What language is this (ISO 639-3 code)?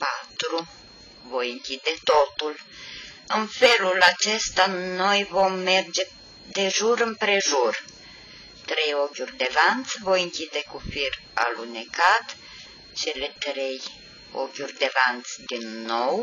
ron